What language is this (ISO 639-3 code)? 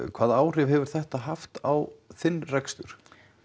isl